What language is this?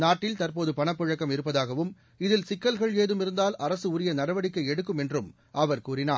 Tamil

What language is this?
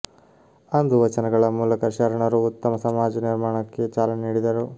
Kannada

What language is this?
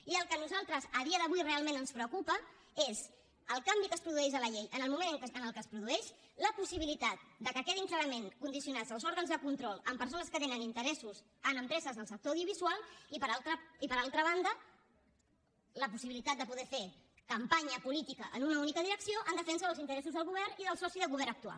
Catalan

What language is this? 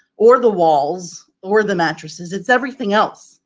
English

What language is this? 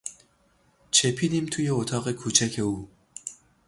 Persian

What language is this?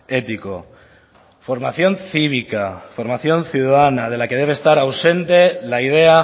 Spanish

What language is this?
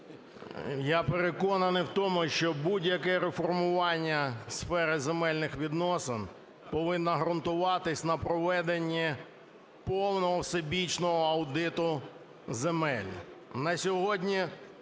Ukrainian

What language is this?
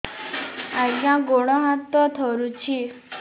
Odia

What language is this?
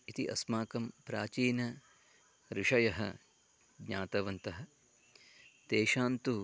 Sanskrit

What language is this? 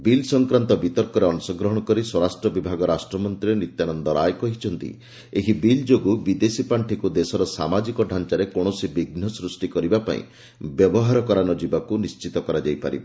Odia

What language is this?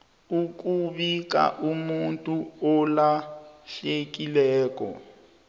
South Ndebele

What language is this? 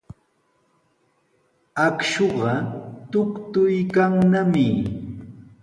Sihuas Ancash Quechua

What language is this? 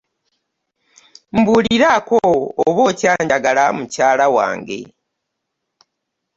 Ganda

